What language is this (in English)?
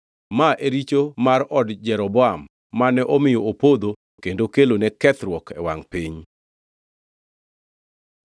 Luo (Kenya and Tanzania)